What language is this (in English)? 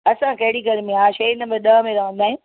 Sindhi